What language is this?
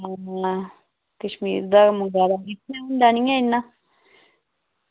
Dogri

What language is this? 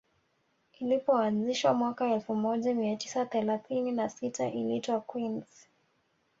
Swahili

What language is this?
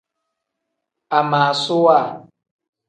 Tem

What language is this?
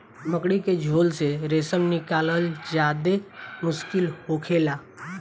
Bhojpuri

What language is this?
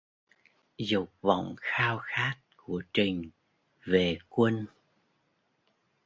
Vietnamese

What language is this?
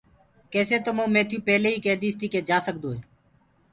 Gurgula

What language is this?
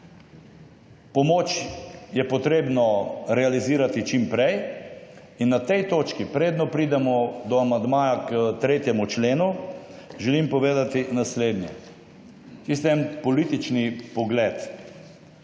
Slovenian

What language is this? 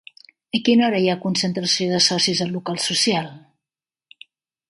Catalan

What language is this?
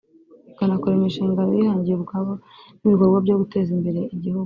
Kinyarwanda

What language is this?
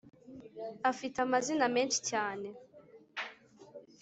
Kinyarwanda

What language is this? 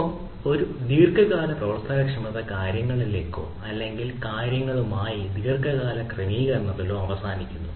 Malayalam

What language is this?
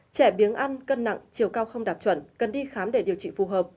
Vietnamese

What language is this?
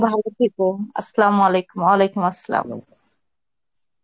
Bangla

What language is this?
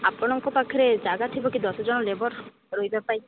Odia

